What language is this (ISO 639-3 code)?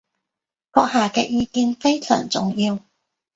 yue